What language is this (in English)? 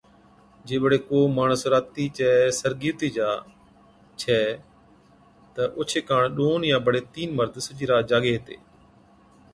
Od